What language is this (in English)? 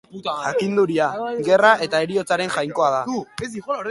Basque